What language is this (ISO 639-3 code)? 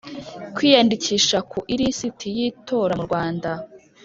kin